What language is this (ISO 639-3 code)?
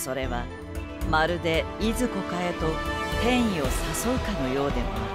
jpn